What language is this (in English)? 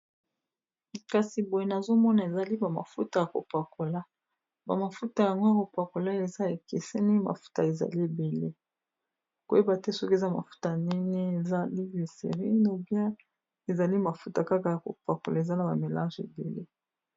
Lingala